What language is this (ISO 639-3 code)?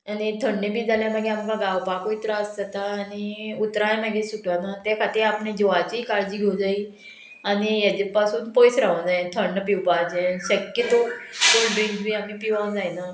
kok